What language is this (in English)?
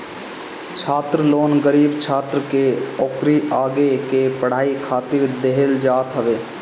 Bhojpuri